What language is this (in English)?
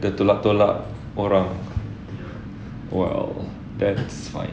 English